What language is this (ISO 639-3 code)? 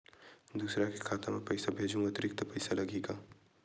hne